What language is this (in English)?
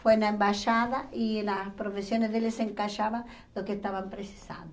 Portuguese